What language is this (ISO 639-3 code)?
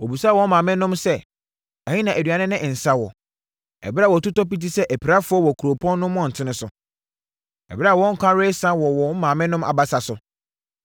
aka